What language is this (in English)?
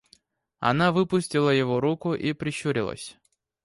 Russian